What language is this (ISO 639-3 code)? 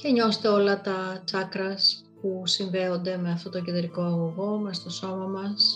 ell